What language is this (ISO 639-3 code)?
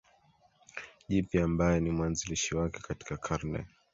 swa